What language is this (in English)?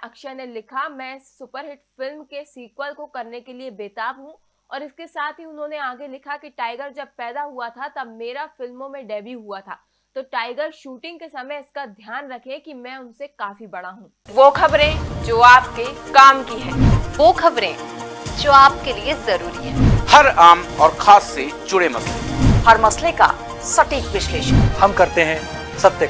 Hindi